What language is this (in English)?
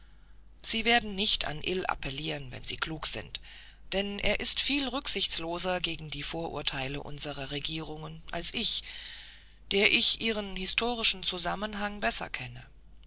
German